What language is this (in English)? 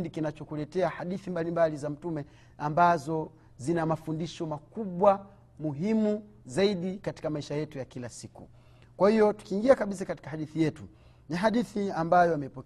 Swahili